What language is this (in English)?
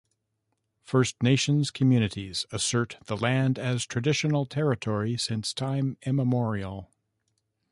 English